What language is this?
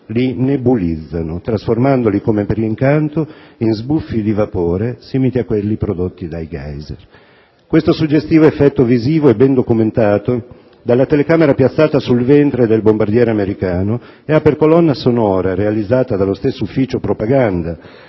Italian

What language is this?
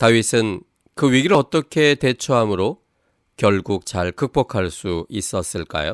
Korean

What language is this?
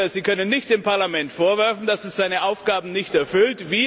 German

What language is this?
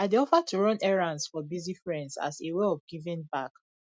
Nigerian Pidgin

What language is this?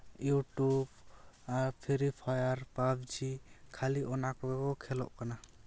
Santali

